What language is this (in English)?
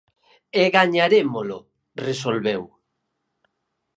Galician